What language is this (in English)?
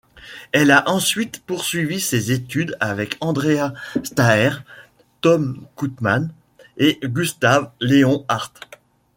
French